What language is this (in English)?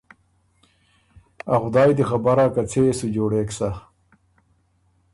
Ormuri